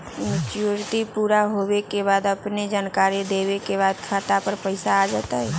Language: Magahi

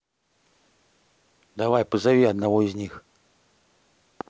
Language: Russian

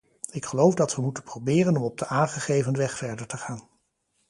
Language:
Dutch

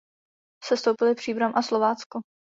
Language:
Czech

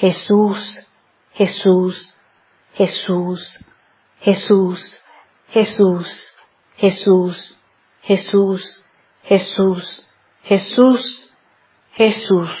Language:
Spanish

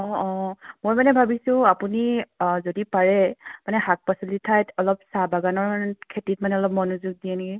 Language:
Assamese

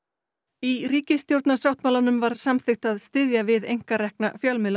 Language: Icelandic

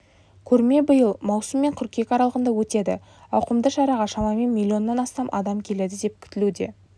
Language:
Kazakh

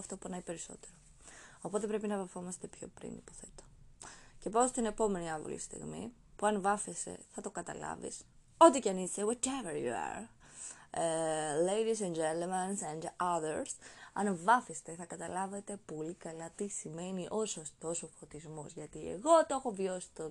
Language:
Greek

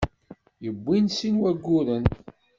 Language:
Kabyle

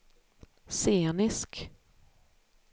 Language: Swedish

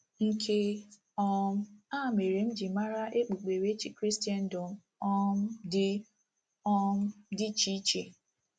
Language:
Igbo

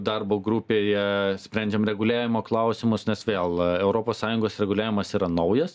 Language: Lithuanian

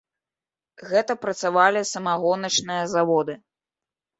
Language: Belarusian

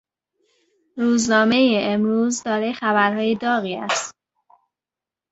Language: Persian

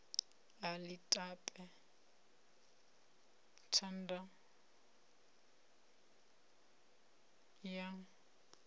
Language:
Venda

